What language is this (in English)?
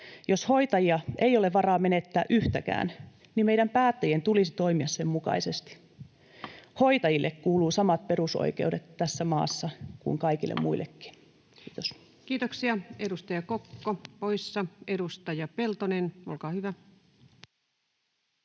Finnish